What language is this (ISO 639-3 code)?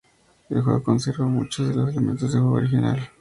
spa